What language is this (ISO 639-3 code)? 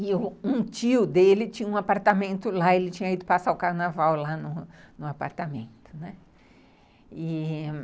por